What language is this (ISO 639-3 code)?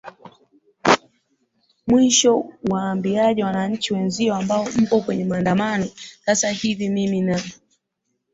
swa